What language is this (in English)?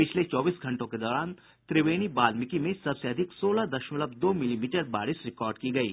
Hindi